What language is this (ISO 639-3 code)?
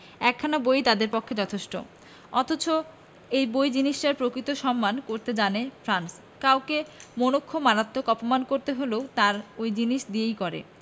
ben